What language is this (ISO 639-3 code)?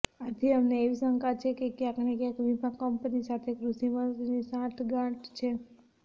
guj